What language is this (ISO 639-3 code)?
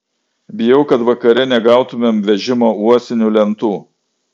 lit